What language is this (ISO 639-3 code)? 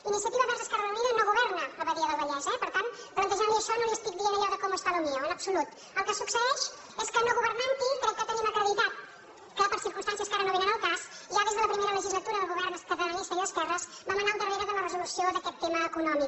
cat